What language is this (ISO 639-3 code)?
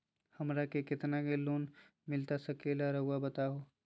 mag